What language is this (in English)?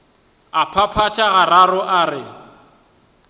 Northern Sotho